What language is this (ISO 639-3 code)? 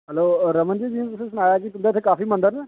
doi